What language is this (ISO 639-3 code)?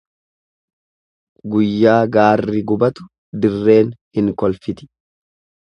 orm